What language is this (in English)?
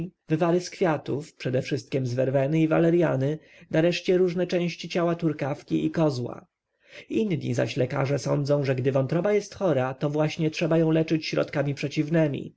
Polish